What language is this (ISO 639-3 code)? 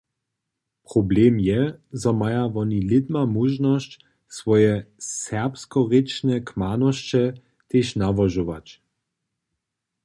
hsb